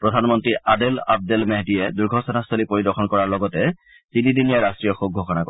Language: Assamese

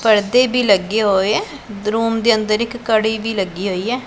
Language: Punjabi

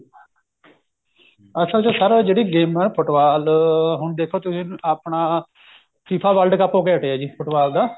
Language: Punjabi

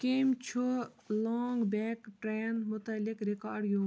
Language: Kashmiri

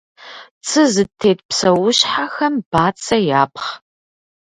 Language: Kabardian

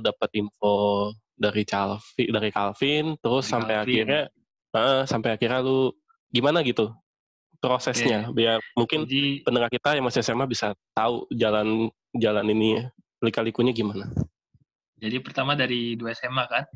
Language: Indonesian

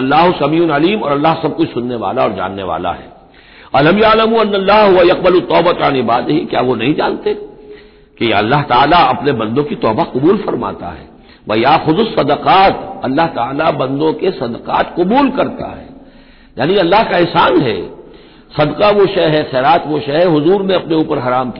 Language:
Hindi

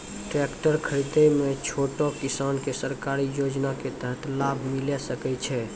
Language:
Maithili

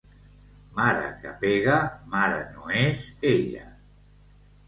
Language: Catalan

